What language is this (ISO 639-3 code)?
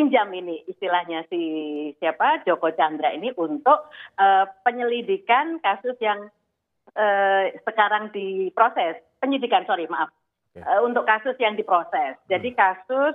ind